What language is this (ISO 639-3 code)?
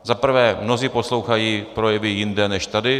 ces